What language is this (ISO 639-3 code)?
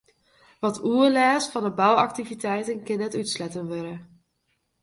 fry